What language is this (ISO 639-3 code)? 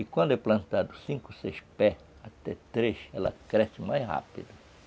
por